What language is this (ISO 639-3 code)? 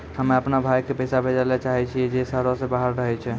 mai